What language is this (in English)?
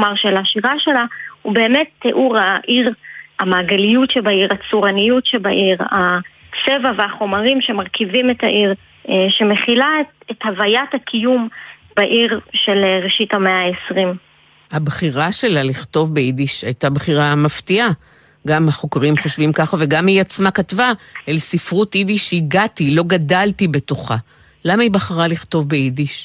Hebrew